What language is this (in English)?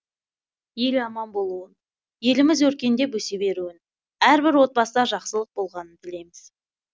Kazakh